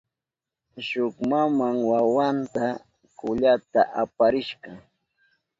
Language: Southern Pastaza Quechua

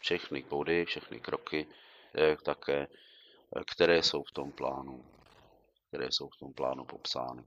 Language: Czech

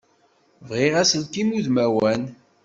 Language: Kabyle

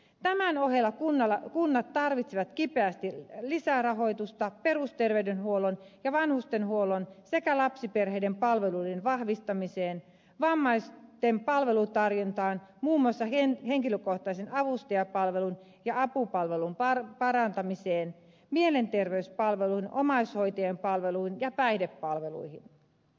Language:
Finnish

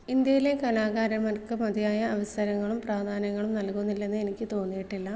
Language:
Malayalam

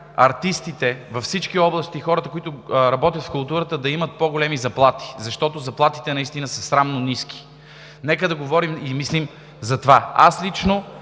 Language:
Bulgarian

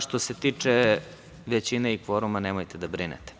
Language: Serbian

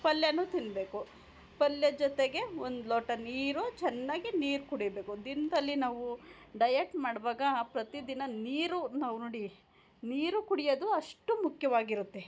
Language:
Kannada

